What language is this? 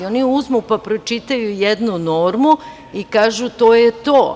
Serbian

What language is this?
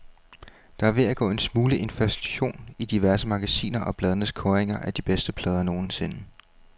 Danish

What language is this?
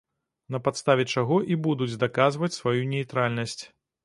Belarusian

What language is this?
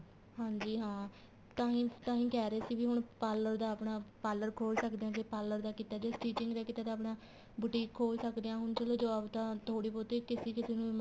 Punjabi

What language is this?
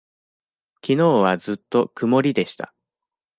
Japanese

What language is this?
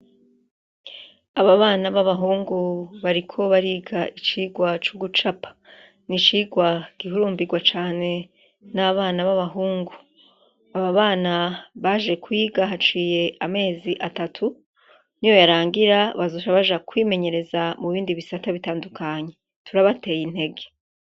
Rundi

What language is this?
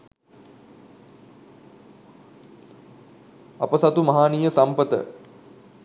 Sinhala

